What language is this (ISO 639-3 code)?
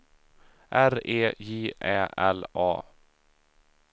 swe